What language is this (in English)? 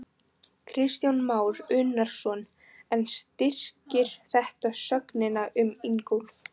Icelandic